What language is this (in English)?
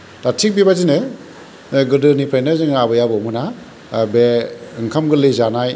Bodo